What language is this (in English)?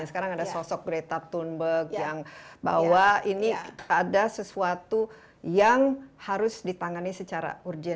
Indonesian